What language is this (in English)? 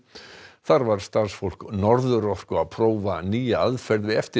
Icelandic